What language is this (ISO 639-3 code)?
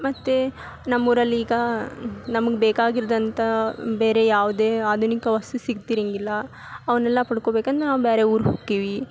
kan